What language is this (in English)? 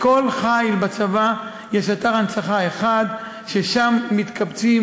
Hebrew